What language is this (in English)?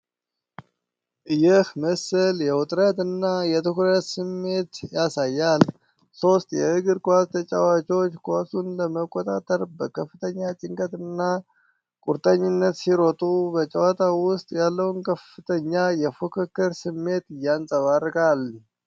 Amharic